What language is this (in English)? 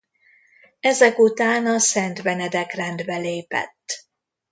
Hungarian